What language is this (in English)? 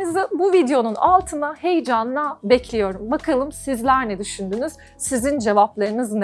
Turkish